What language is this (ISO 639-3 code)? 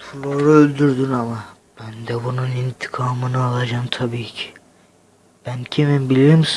tur